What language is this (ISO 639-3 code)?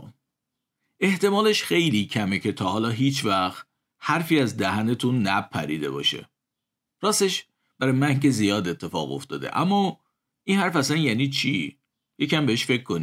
fas